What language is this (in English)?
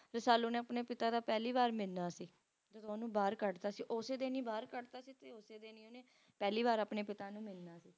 Punjabi